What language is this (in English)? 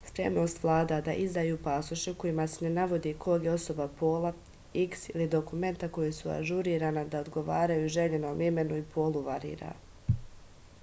Serbian